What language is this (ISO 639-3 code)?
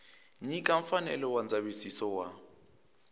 tso